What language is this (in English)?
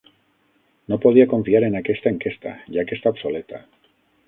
Catalan